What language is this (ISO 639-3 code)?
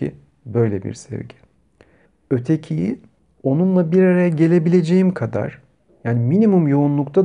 tur